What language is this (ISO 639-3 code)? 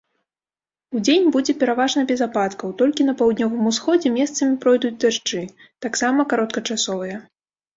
bel